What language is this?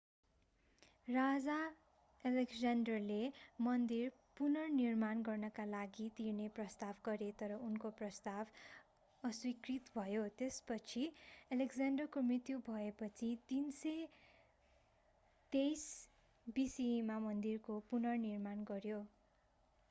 Nepali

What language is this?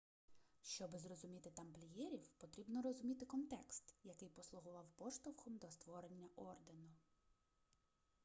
Ukrainian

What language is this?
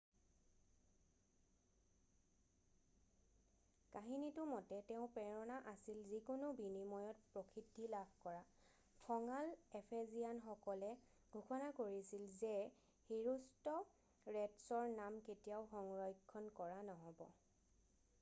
Assamese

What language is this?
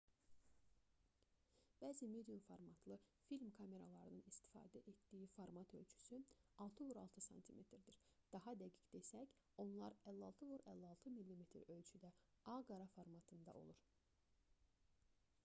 Azerbaijani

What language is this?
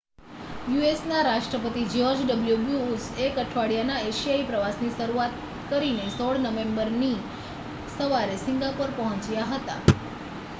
Gujarati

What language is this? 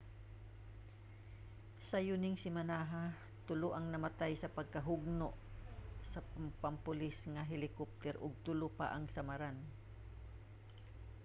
Cebuano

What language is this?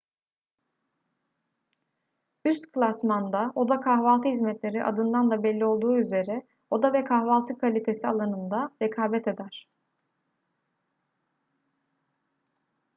Turkish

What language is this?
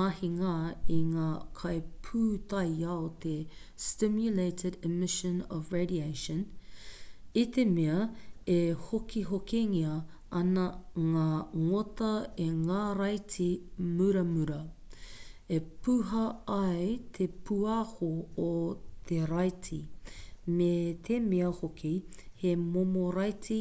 Māori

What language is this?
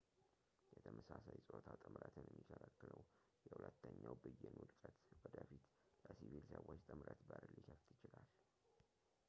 Amharic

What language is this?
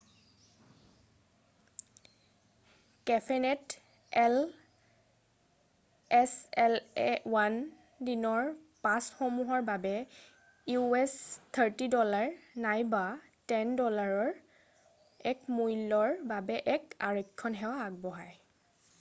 Assamese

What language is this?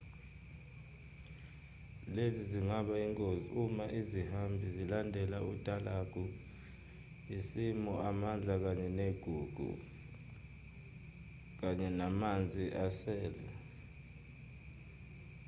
Zulu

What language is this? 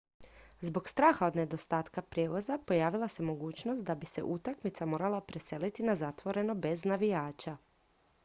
Croatian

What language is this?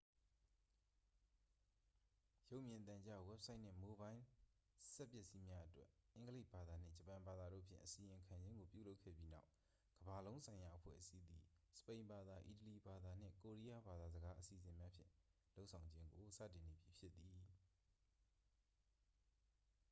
Burmese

